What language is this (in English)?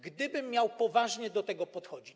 Polish